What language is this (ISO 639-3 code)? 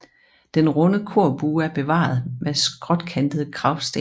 dan